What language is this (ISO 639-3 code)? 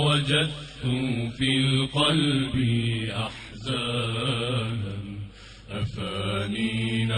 ara